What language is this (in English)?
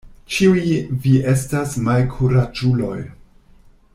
Esperanto